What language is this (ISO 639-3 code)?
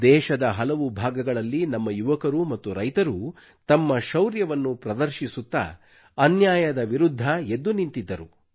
kan